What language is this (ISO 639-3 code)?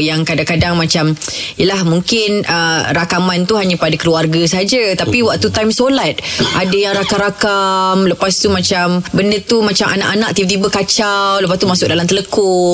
msa